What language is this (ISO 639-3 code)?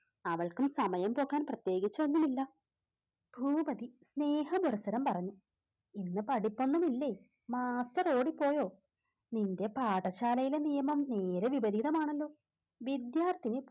mal